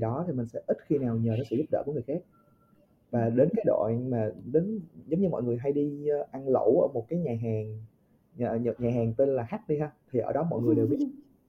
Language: Vietnamese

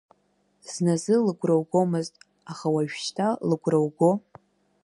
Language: Abkhazian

